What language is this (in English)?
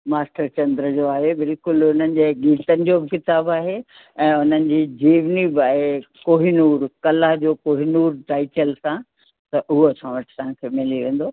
Sindhi